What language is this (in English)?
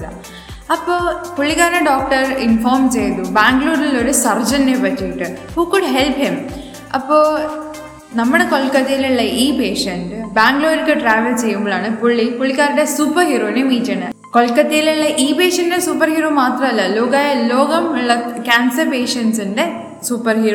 Malayalam